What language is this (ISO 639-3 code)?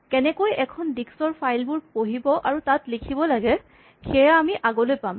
asm